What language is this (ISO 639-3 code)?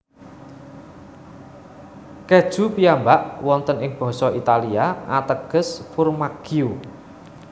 jav